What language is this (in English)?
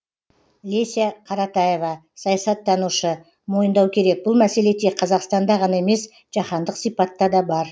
Kazakh